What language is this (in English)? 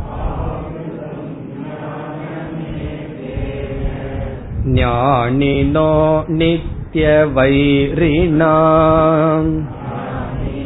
Tamil